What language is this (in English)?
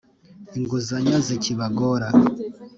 Kinyarwanda